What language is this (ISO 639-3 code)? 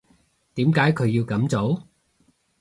yue